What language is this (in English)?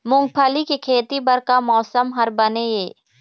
Chhattisgarhi